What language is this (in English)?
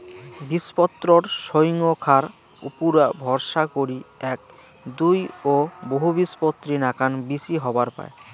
Bangla